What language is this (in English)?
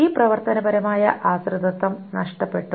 Malayalam